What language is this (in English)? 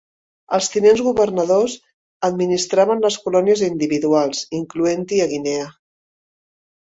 Catalan